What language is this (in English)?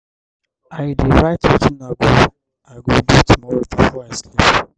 Nigerian Pidgin